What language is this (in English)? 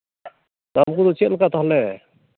Santali